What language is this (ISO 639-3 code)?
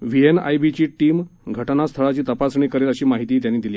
mar